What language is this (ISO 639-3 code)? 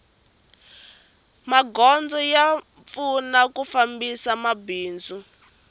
tso